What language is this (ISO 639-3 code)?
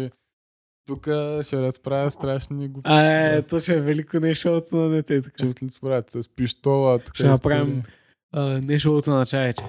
bul